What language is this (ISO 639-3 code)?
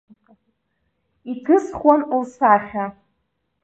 abk